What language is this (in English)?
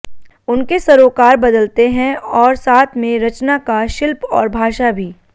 Hindi